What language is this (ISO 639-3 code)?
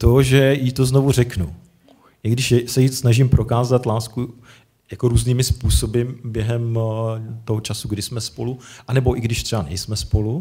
ces